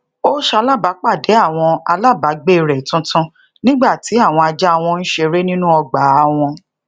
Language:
Yoruba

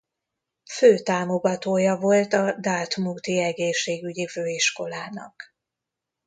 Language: Hungarian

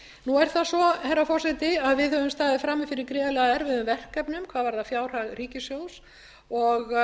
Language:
Icelandic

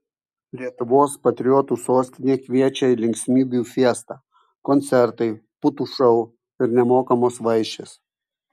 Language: Lithuanian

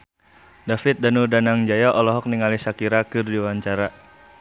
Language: Sundanese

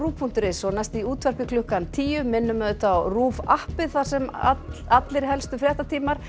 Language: Icelandic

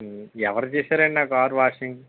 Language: Telugu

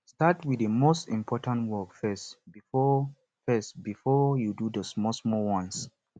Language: Nigerian Pidgin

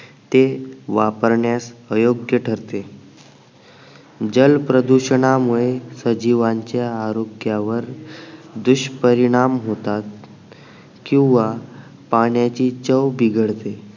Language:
Marathi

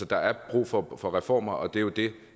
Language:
Danish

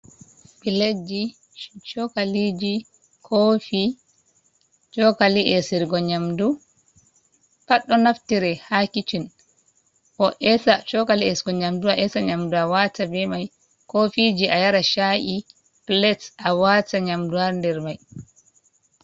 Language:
Fula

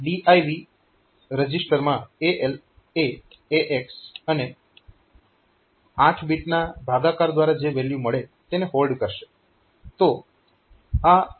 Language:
Gujarati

